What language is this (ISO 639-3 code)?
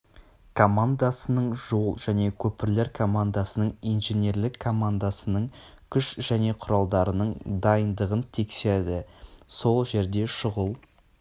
kaz